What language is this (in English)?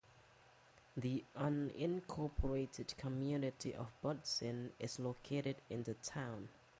English